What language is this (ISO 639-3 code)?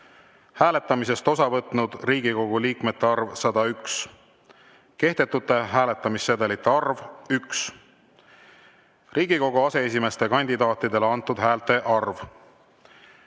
est